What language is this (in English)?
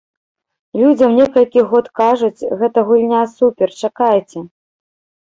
Belarusian